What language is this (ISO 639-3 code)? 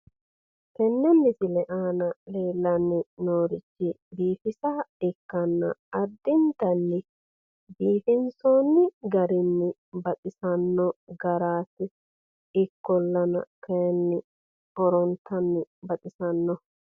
sid